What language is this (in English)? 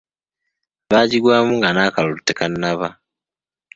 Ganda